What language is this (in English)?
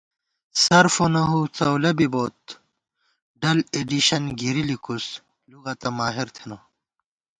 Gawar-Bati